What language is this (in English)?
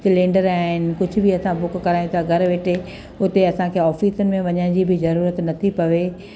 Sindhi